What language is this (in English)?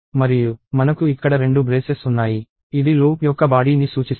Telugu